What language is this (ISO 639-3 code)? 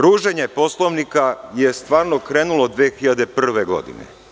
srp